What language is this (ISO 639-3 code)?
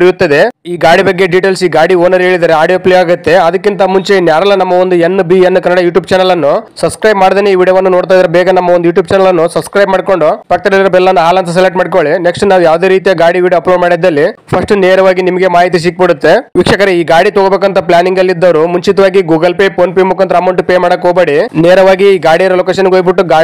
kan